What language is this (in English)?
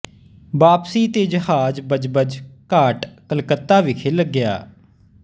Punjabi